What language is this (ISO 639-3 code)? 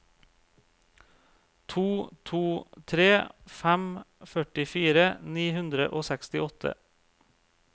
nor